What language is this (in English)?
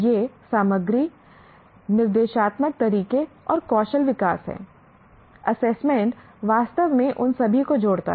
Hindi